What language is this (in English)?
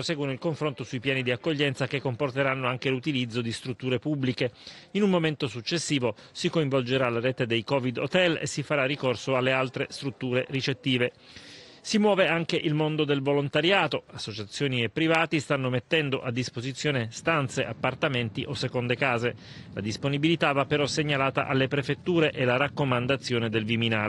Italian